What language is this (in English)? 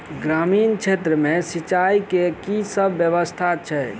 Maithili